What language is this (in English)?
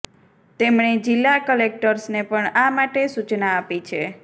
Gujarati